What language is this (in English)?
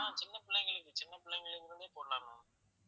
Tamil